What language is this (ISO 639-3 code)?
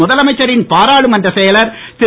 tam